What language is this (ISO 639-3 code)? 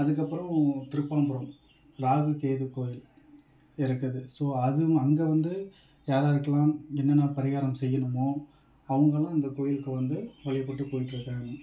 tam